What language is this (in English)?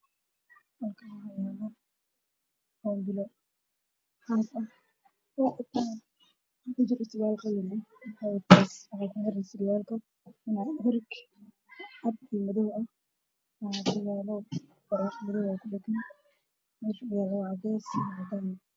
Somali